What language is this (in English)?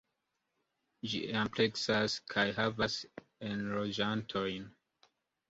Esperanto